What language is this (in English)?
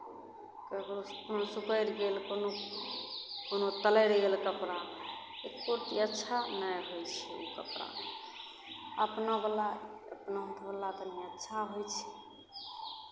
Maithili